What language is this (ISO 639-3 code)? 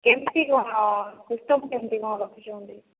ori